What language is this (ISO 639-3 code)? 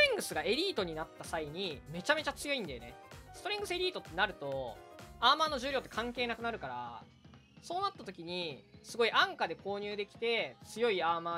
jpn